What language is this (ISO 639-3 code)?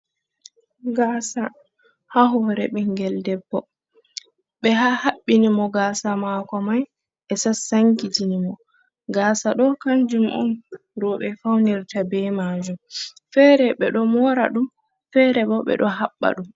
ful